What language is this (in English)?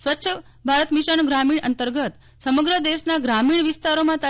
Gujarati